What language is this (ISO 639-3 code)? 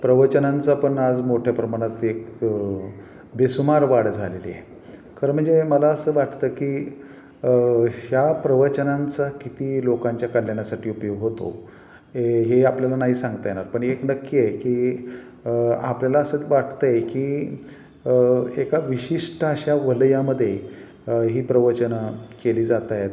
mar